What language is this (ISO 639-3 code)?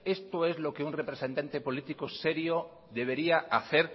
spa